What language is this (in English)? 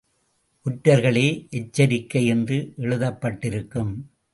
Tamil